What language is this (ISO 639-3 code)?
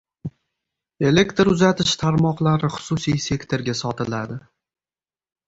uzb